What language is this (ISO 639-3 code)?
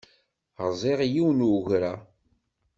kab